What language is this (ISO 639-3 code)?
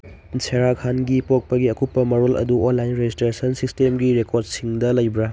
mni